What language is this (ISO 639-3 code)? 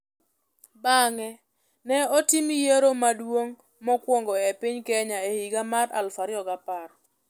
luo